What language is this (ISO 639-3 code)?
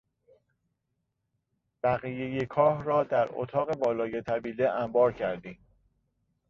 fas